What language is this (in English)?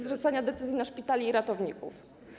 Polish